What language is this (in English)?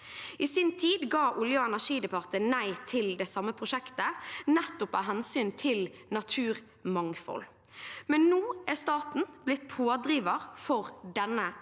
Norwegian